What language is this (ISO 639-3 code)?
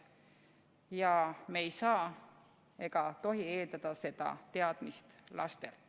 est